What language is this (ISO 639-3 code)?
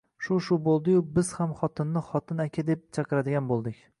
uzb